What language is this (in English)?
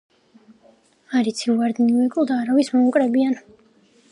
Georgian